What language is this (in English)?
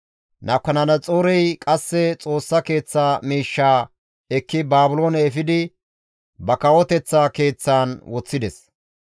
Gamo